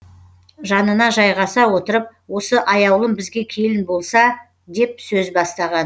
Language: Kazakh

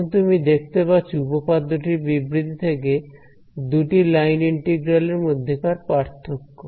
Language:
Bangla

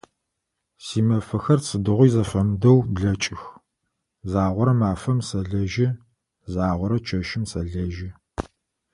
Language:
Adyghe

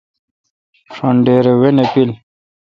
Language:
Kalkoti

